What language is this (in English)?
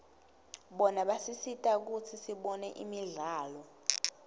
Swati